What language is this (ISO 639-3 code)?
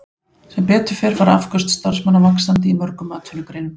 isl